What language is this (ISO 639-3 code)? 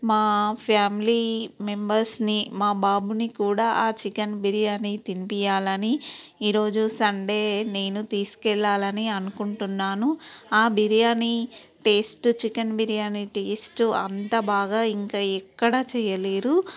tel